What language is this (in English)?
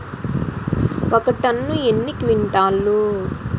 Telugu